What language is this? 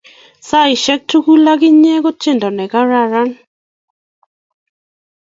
Kalenjin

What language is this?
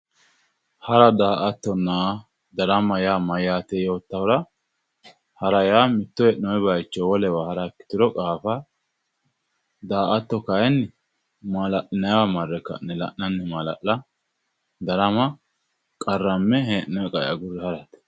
Sidamo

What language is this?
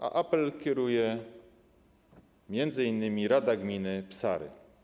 Polish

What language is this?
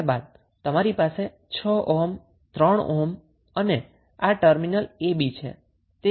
Gujarati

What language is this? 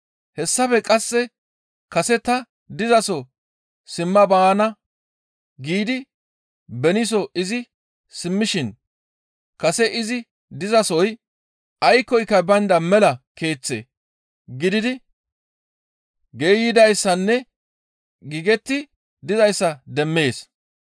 Gamo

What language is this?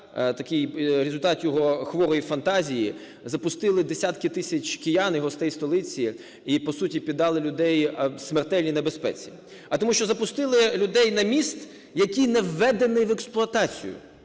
Ukrainian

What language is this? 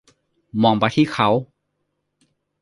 Thai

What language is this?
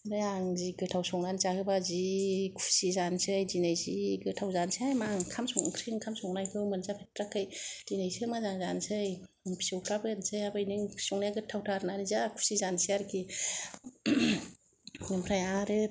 Bodo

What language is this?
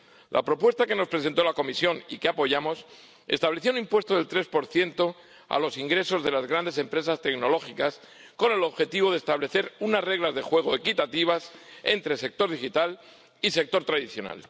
Spanish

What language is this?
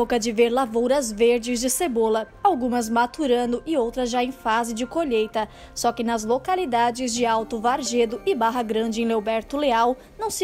Portuguese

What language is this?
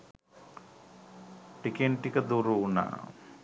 Sinhala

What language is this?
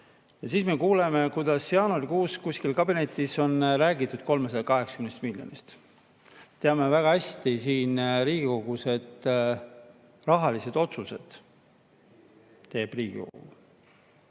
Estonian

